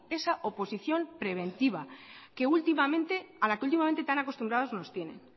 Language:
Spanish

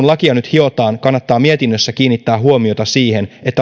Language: Finnish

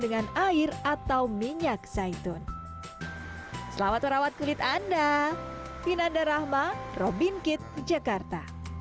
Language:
Indonesian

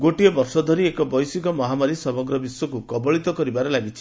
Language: Odia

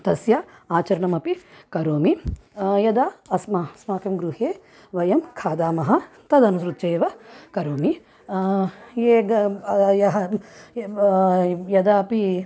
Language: Sanskrit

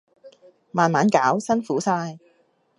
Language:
Cantonese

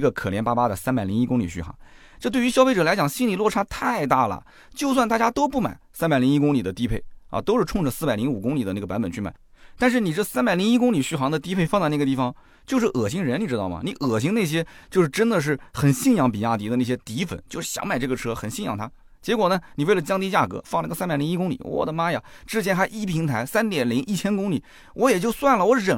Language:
Chinese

